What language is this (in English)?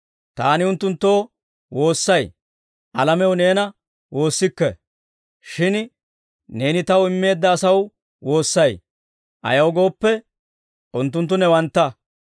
Dawro